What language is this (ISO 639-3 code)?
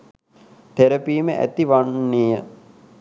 sin